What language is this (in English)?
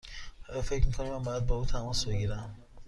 Persian